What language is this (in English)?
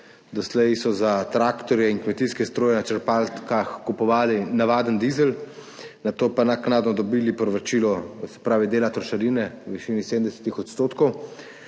Slovenian